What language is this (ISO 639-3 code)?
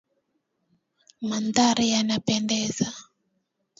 swa